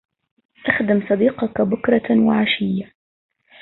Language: Arabic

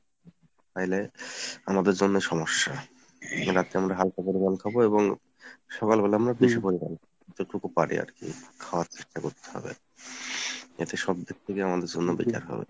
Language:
Bangla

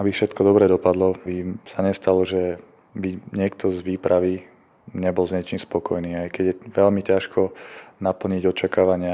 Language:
Slovak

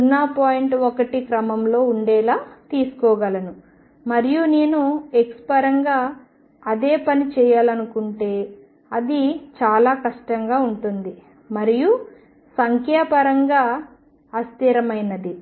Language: Telugu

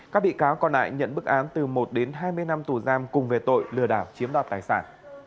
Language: Vietnamese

